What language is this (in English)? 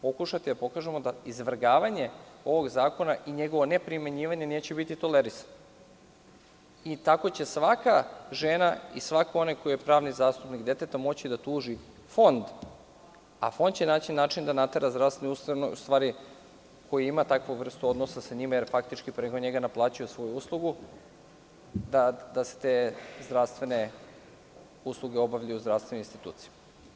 Serbian